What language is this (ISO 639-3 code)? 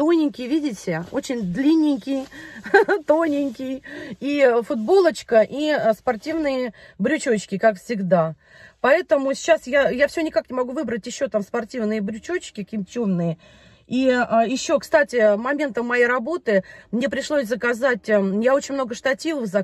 rus